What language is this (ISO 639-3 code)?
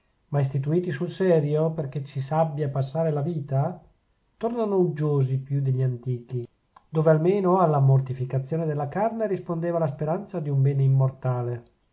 ita